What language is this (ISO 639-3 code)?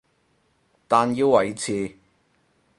yue